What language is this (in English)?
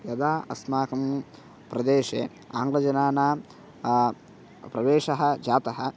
Sanskrit